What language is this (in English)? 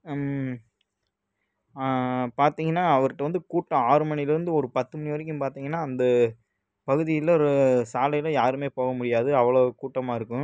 Tamil